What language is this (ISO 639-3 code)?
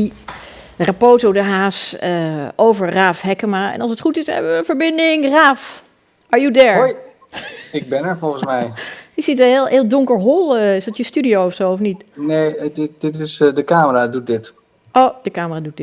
nld